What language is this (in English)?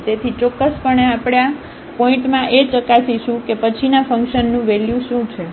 Gujarati